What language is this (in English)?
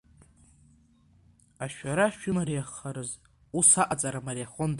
Abkhazian